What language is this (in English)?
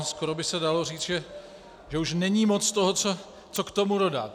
Czech